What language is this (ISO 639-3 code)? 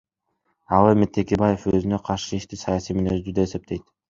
kir